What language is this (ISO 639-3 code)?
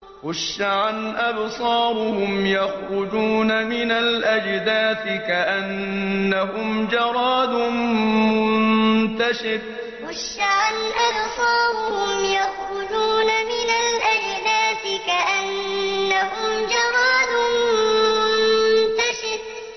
ara